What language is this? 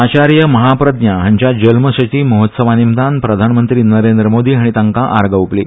Konkani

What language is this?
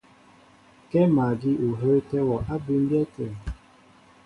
Mbo (Cameroon)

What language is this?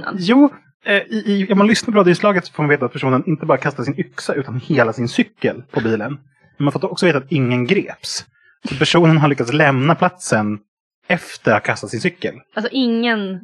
Swedish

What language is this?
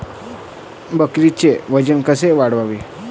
Marathi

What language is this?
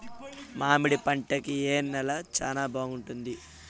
Telugu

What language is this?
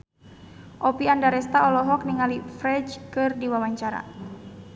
Sundanese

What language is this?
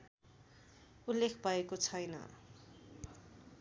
Nepali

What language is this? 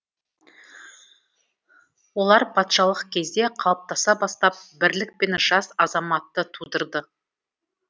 Kazakh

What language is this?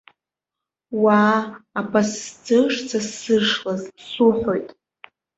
Abkhazian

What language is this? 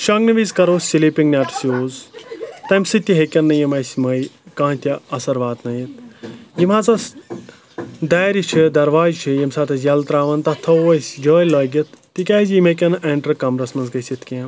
Kashmiri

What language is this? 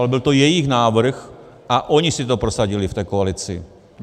Czech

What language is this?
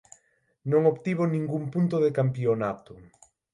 Galician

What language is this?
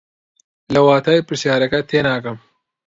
Central Kurdish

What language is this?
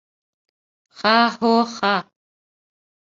Bashkir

